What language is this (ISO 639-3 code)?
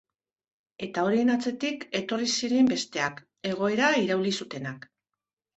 eus